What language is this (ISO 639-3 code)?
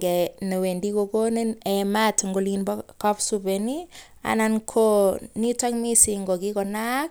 kln